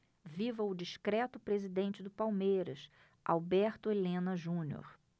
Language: Portuguese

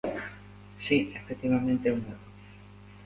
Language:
Galician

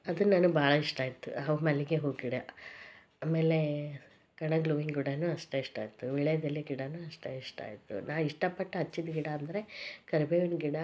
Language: Kannada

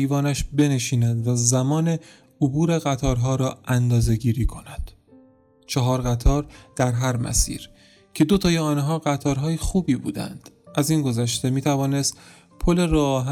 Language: Persian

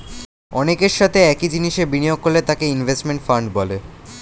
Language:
Bangla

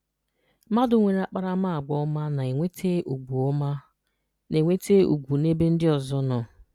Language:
Igbo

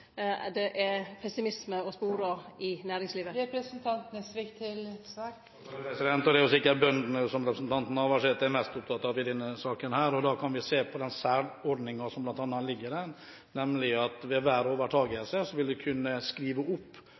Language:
Norwegian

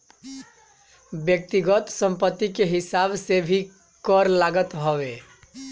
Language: Bhojpuri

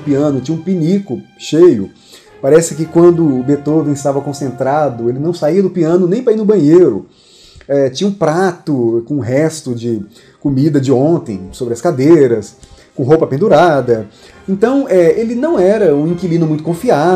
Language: Portuguese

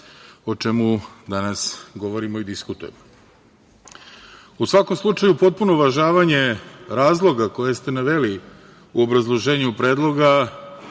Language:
Serbian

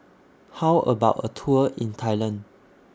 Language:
English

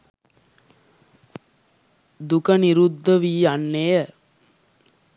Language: Sinhala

